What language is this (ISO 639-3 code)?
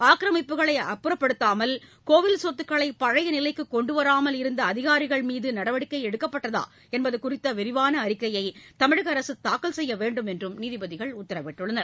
tam